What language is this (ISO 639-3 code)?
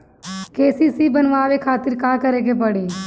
bho